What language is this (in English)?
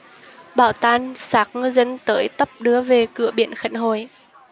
Vietnamese